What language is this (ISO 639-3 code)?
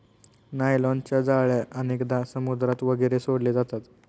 mar